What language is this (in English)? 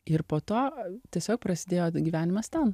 Lithuanian